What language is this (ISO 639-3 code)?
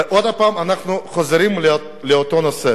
heb